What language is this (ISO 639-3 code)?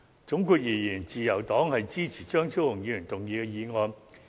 yue